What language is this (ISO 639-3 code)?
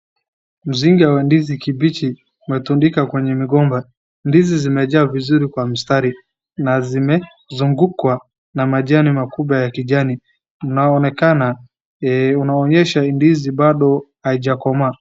swa